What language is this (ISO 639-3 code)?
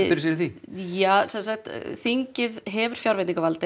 isl